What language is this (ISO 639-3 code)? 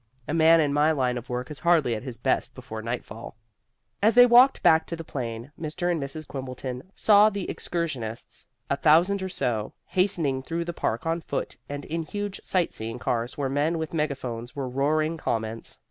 eng